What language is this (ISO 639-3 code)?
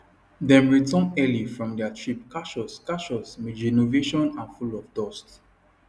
pcm